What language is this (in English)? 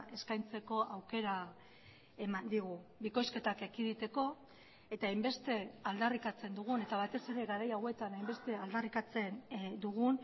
Basque